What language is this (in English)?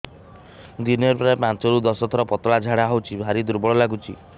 Odia